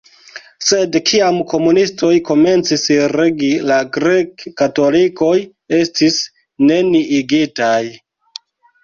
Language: Esperanto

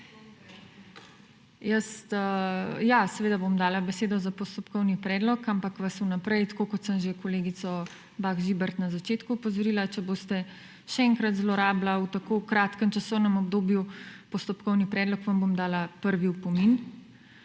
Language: Slovenian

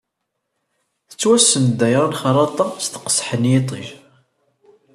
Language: Kabyle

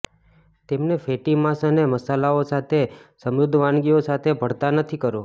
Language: Gujarati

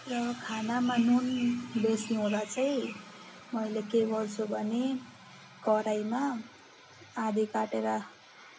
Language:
Nepali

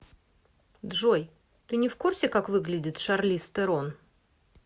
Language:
Russian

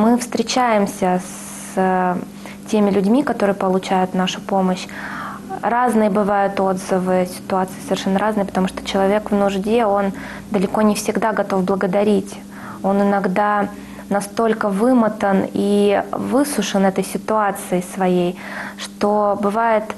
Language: Russian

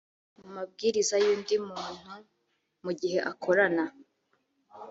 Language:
Kinyarwanda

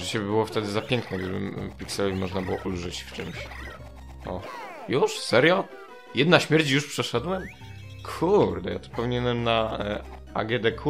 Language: Polish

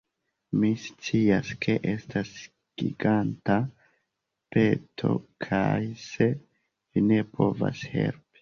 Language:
Esperanto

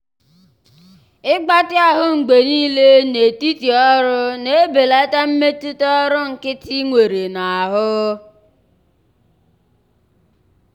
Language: Igbo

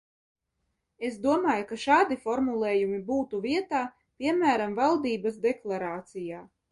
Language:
Latvian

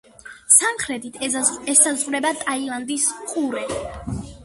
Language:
Georgian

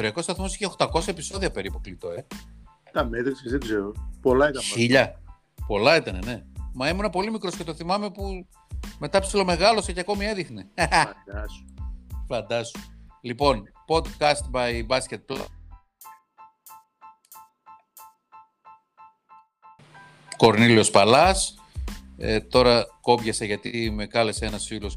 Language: Greek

